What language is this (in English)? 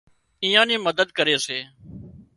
Wadiyara Koli